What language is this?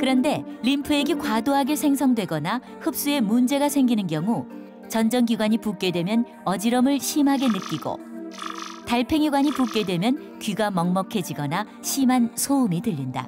Korean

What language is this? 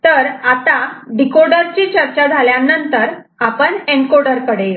Marathi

